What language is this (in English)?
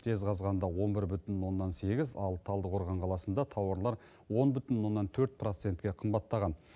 Kazakh